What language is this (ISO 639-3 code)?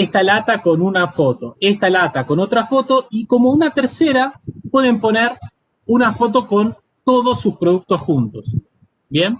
spa